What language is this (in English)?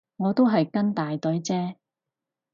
Cantonese